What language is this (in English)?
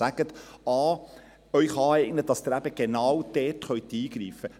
Swiss German